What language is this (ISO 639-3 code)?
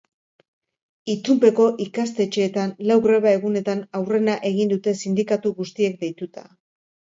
eus